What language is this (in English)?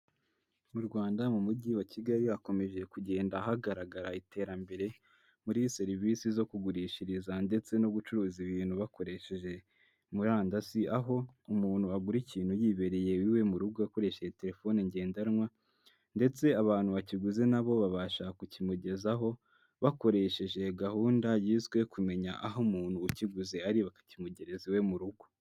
Kinyarwanda